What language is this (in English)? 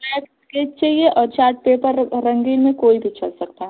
Hindi